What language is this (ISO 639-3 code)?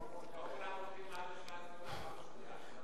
heb